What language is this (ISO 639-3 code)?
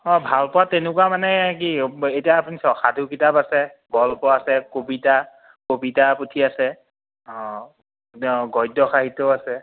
asm